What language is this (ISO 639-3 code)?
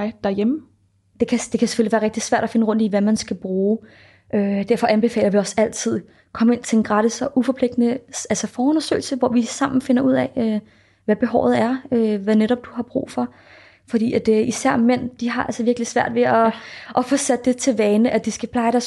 dan